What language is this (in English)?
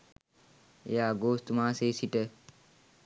Sinhala